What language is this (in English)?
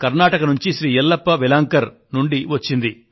Telugu